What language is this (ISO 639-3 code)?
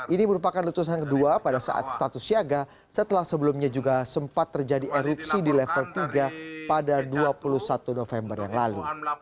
ind